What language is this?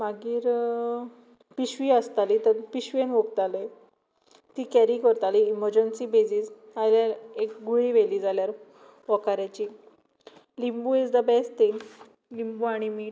Konkani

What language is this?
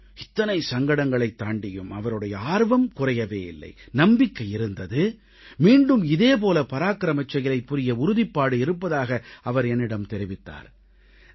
Tamil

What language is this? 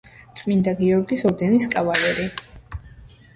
Georgian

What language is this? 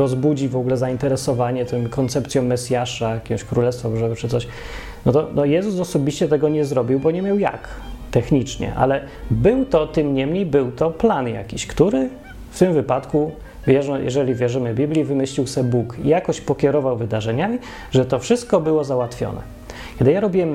Polish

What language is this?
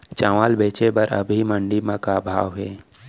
Chhattisgarhi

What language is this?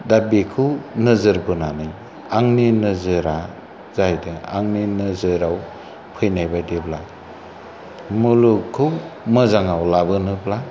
Bodo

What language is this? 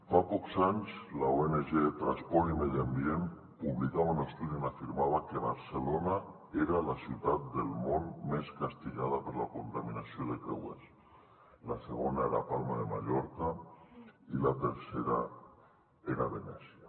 Catalan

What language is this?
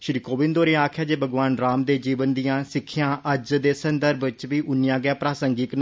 Dogri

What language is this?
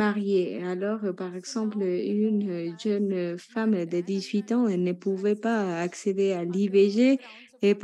French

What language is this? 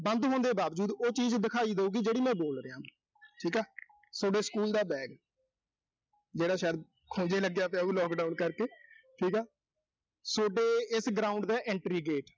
Punjabi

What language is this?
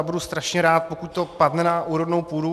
Czech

